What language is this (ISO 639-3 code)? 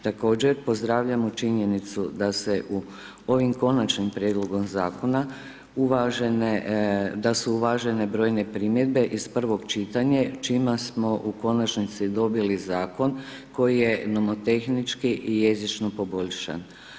hrv